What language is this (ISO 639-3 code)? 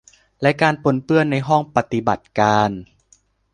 tha